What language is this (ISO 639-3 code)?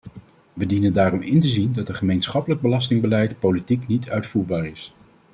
nld